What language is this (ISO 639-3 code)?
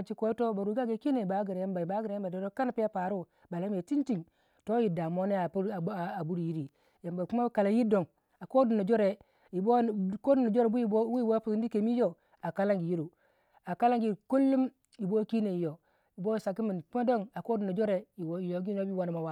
wja